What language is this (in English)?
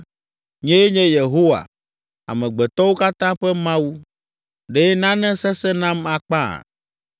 Ewe